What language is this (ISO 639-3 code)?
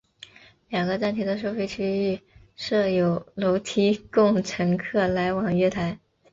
zho